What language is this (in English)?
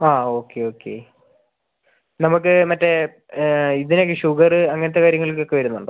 Malayalam